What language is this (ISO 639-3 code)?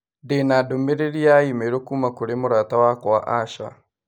kik